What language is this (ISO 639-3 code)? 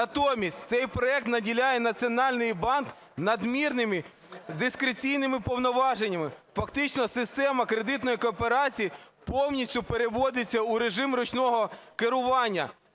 ukr